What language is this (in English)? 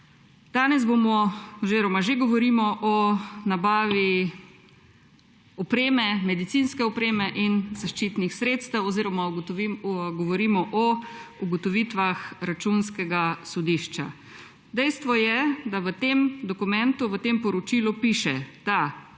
Slovenian